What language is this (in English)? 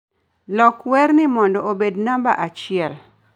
Luo (Kenya and Tanzania)